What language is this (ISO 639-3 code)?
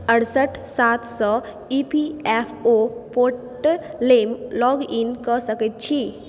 mai